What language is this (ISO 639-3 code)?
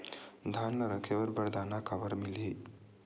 hne